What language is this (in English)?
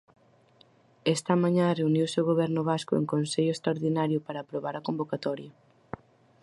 Galician